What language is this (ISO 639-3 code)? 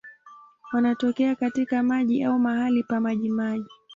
swa